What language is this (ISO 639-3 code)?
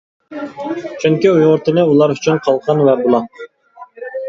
uig